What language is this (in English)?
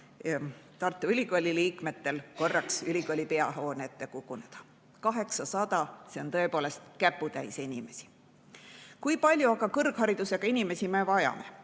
Estonian